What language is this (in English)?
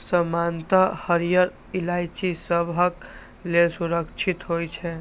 Maithili